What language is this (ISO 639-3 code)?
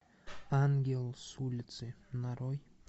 rus